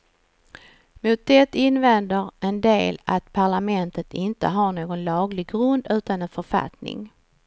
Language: Swedish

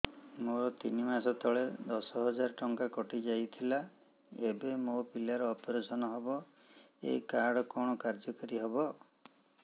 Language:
Odia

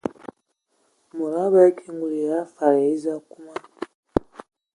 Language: Ewondo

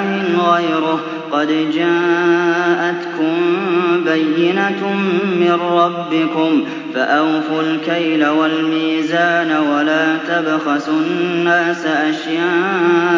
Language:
Arabic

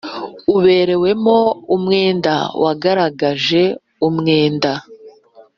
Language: Kinyarwanda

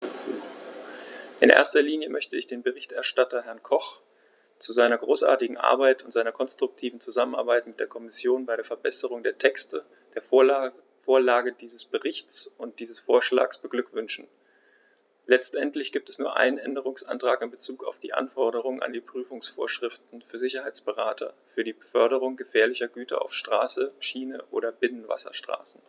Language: German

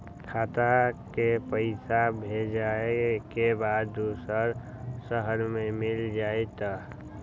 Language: Magahi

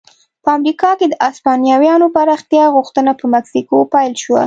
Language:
Pashto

